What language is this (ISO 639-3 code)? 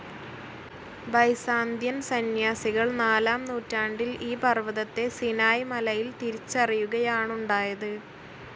mal